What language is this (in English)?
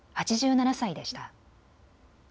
Japanese